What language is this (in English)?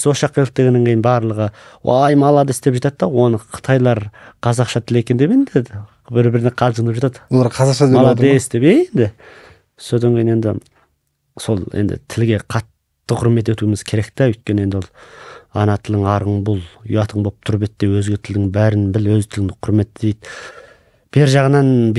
Turkish